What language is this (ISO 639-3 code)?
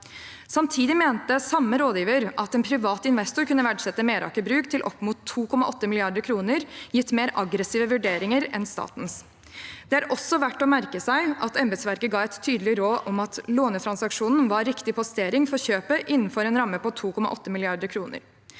nor